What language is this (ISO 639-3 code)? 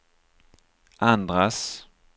swe